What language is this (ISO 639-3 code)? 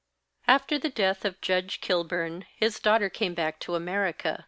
eng